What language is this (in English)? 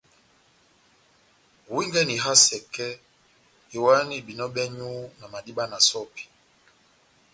Batanga